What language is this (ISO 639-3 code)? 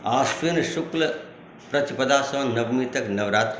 mai